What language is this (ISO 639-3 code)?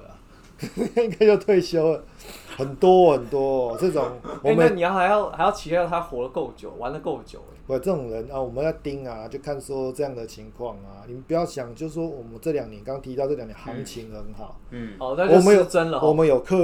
zho